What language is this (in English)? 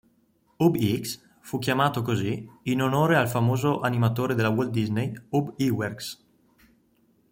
Italian